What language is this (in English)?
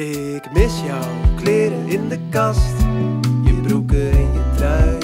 Dutch